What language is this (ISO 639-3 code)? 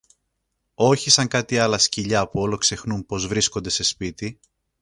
ell